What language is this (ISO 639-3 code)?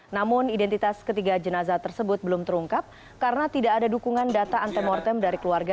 ind